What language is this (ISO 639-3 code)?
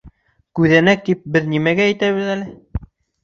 bak